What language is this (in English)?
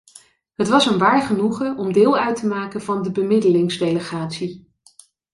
Dutch